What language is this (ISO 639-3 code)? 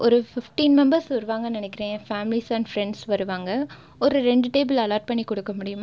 tam